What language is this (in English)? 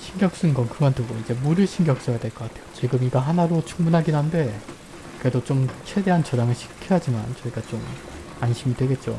Korean